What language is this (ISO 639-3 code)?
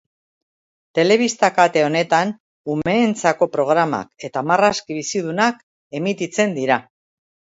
eus